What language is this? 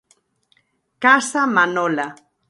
Galician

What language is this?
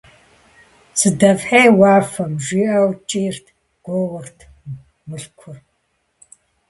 Kabardian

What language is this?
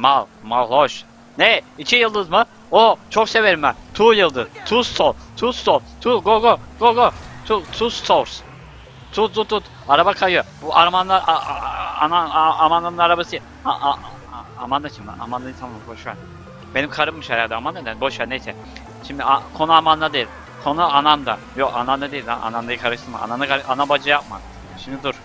Turkish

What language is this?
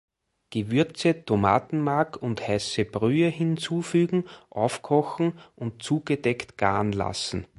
German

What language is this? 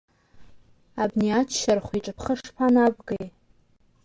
Abkhazian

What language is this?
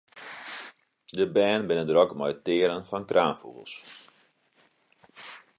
Western Frisian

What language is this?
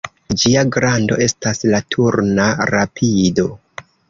Esperanto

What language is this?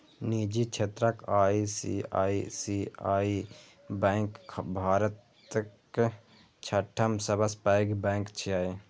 Maithili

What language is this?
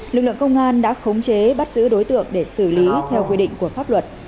Vietnamese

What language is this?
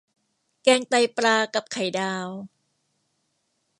Thai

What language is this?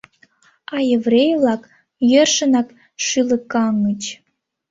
Mari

